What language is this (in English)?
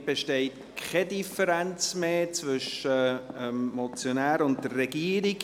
Swiss German